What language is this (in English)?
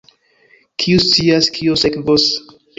Esperanto